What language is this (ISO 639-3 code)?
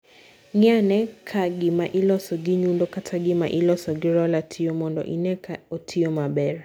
luo